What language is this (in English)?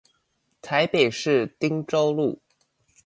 Chinese